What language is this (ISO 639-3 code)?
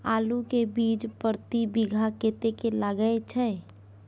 mai